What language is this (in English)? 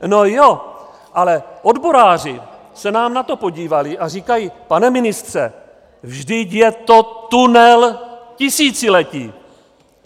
Czech